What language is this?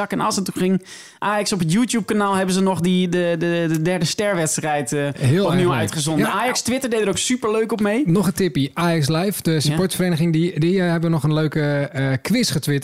Dutch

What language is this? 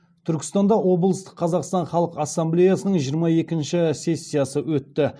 Kazakh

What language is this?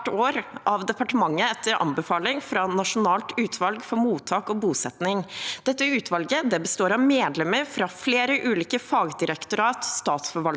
Norwegian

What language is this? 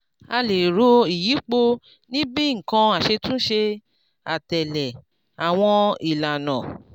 Yoruba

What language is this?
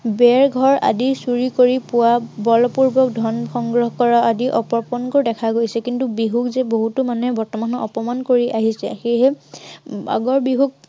Assamese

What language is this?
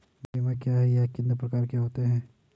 Hindi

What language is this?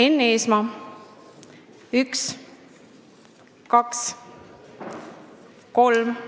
Estonian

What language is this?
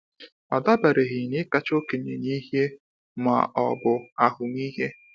Igbo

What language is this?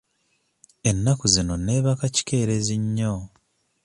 Ganda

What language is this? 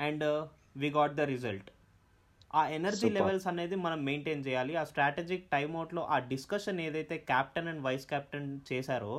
Telugu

